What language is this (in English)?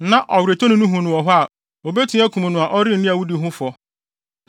Akan